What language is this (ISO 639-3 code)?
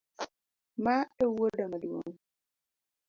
luo